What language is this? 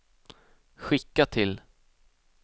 Swedish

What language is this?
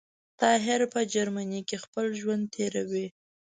Pashto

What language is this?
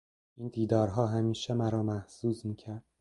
Persian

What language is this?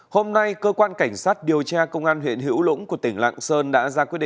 Vietnamese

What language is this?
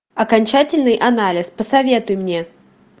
Russian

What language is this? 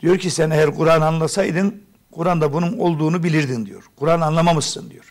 Turkish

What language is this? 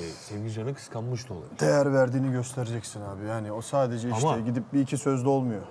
Turkish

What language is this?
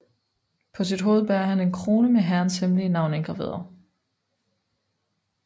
Danish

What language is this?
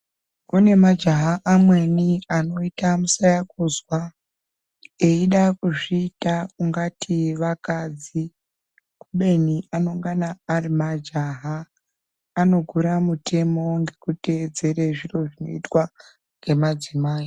Ndau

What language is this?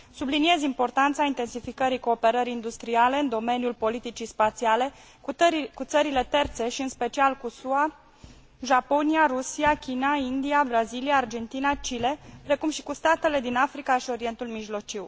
Romanian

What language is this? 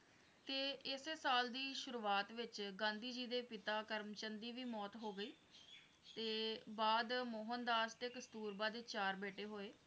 Punjabi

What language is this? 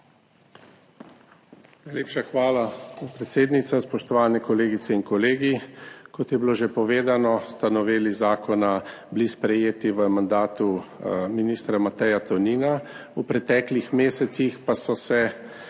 Slovenian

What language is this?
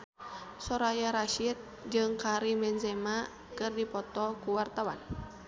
Sundanese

